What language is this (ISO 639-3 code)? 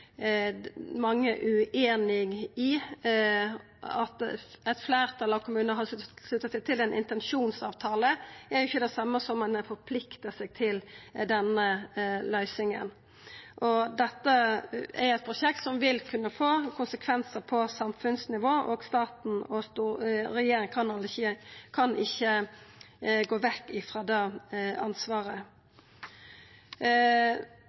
nno